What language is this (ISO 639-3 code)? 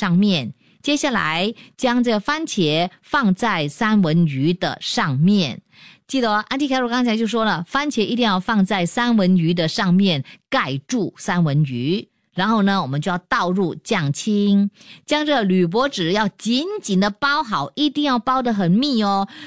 zho